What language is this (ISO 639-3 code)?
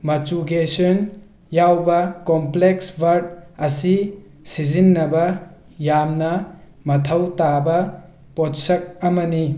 mni